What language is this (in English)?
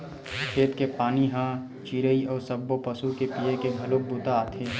Chhattisgarhi